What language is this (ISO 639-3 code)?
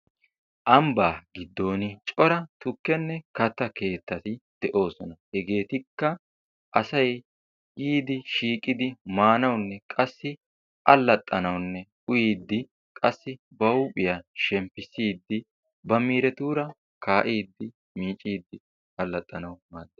wal